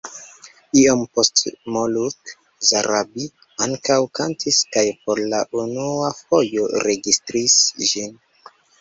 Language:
Esperanto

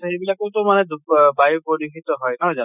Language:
Assamese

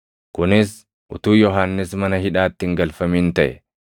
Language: Oromo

